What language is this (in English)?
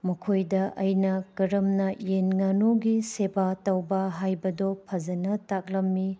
Manipuri